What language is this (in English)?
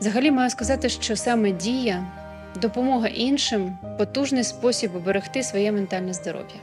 Ukrainian